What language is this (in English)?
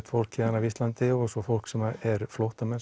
Icelandic